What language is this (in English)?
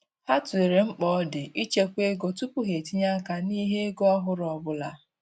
Igbo